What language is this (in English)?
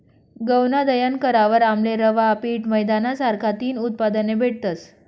Marathi